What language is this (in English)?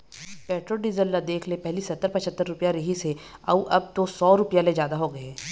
Chhattisgarhi